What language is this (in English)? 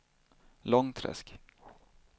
Swedish